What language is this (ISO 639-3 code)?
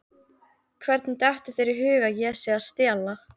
isl